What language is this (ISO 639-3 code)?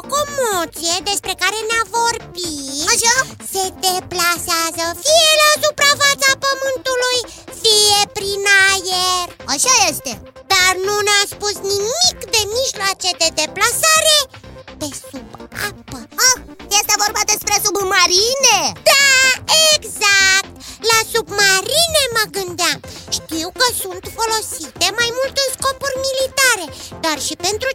ron